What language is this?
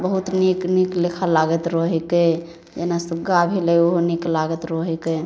Maithili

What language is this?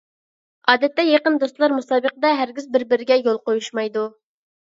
Uyghur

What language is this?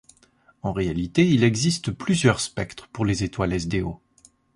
French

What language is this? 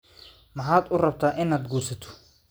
Somali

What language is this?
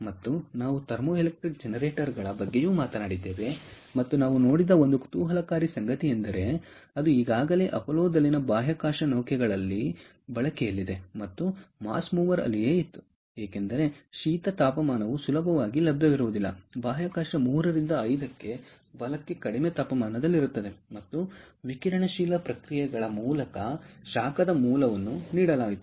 Kannada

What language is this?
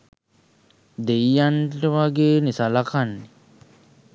Sinhala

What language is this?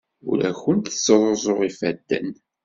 Kabyle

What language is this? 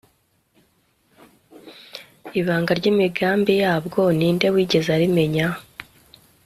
Kinyarwanda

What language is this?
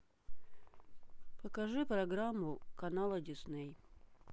Russian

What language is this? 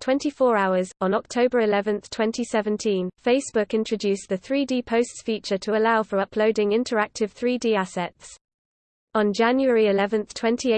English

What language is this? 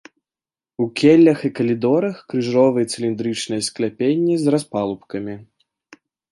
Belarusian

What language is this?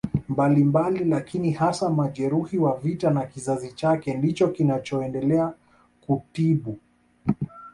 Swahili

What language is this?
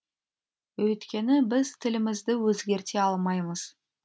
Kazakh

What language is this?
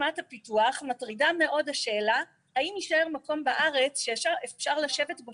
Hebrew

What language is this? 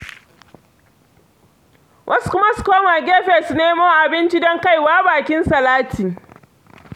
Hausa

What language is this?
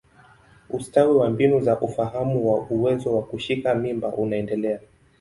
Swahili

